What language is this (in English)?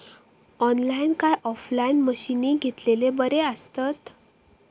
Marathi